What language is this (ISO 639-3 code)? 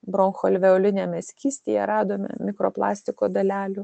lit